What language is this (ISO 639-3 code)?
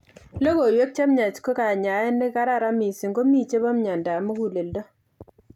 kln